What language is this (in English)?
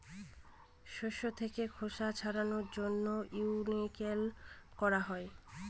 Bangla